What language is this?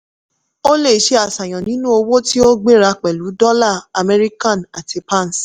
Yoruba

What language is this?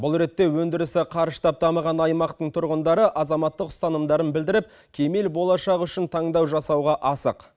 Kazakh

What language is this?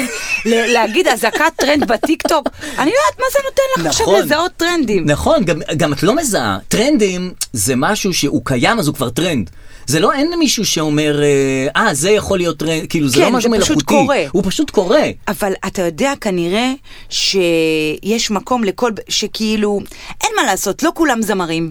Hebrew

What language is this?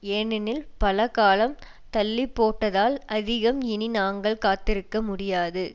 Tamil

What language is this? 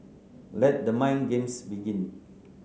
English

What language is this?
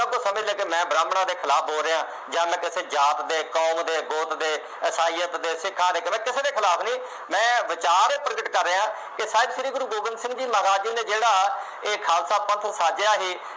Punjabi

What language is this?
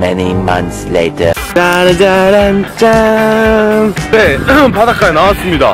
Korean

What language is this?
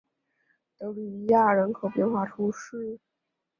Chinese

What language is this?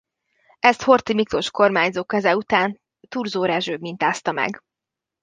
Hungarian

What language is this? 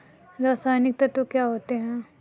Hindi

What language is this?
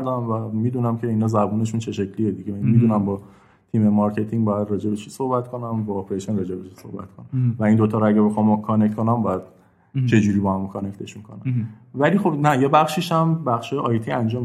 Persian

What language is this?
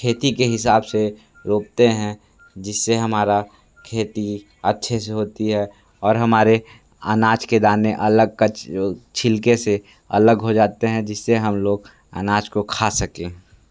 Hindi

